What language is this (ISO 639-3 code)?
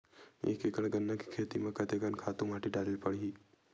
hne